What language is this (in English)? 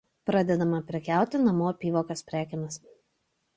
Lithuanian